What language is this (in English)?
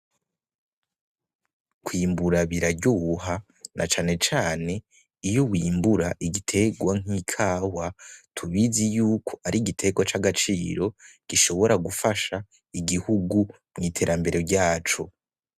Rundi